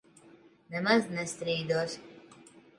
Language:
Latvian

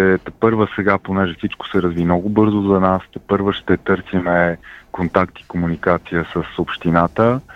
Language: Bulgarian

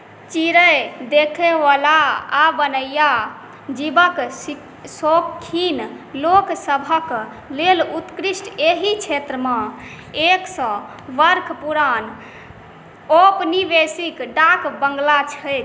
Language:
Maithili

